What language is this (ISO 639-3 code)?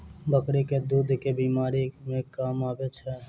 mai